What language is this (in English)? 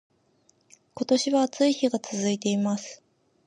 Japanese